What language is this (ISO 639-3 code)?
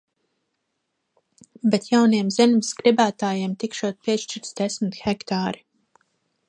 lav